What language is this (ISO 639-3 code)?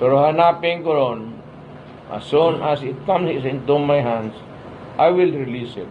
fil